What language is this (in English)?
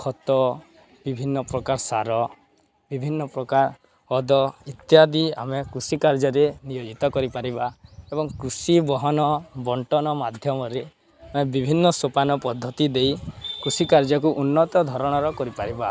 Odia